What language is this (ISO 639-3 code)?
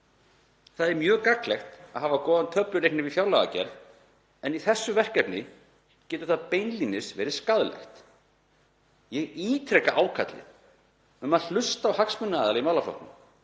isl